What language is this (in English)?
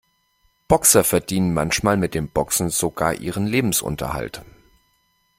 German